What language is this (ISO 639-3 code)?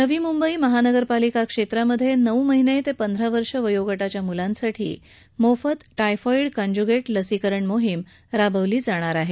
mar